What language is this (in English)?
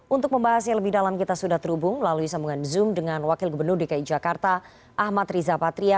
Indonesian